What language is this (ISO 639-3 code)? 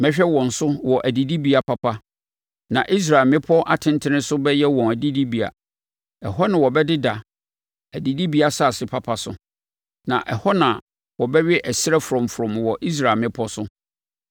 aka